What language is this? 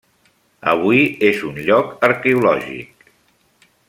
Catalan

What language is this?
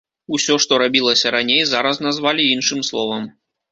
Belarusian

